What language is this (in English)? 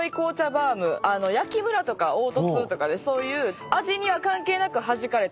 Japanese